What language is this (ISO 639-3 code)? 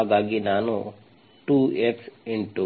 kan